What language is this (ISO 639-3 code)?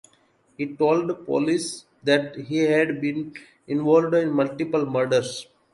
eng